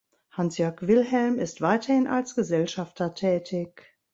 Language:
German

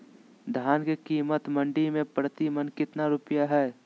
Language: Magahi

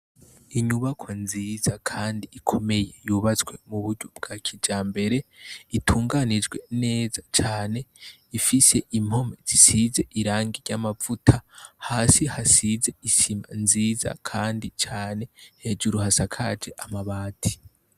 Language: Rundi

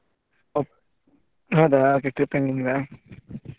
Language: Kannada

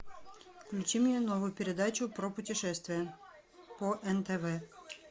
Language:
Russian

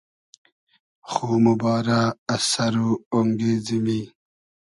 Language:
Hazaragi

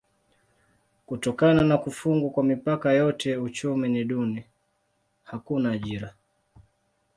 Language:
Swahili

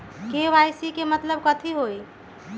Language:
Magahi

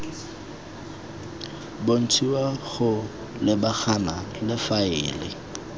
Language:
Tswana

